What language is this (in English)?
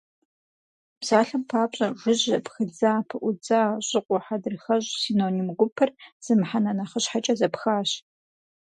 Kabardian